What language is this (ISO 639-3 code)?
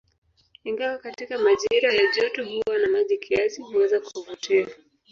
swa